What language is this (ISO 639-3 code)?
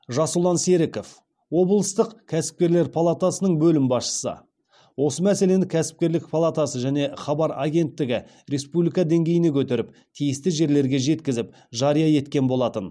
kaz